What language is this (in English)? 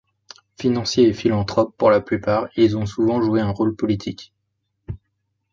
French